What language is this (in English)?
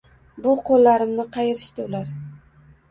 Uzbek